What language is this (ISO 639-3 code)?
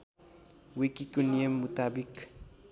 nep